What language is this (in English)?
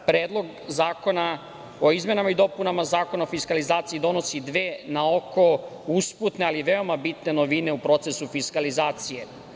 Serbian